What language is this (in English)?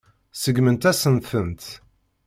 Kabyle